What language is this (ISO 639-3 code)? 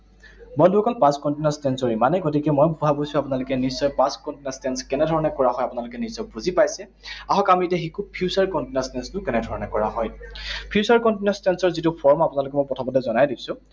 asm